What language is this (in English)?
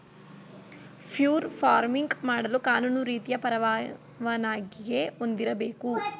Kannada